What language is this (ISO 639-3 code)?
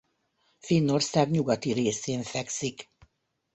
hun